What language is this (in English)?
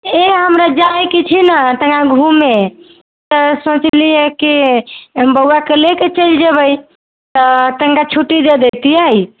Maithili